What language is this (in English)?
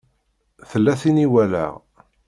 Kabyle